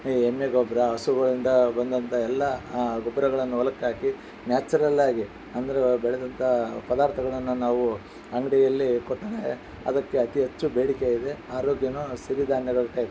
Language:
Kannada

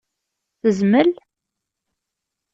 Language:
Kabyle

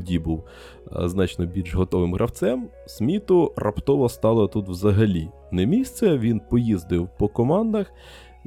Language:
Ukrainian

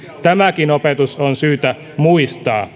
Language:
Finnish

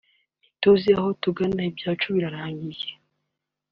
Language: Kinyarwanda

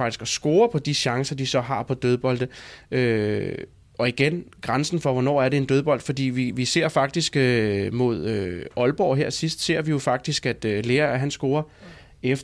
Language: Danish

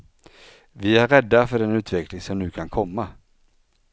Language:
Swedish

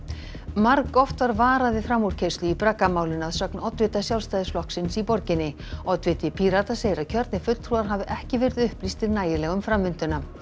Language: Icelandic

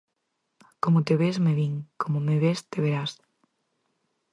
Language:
Galician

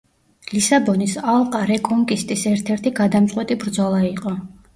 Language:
Georgian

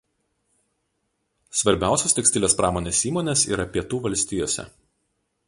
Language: Lithuanian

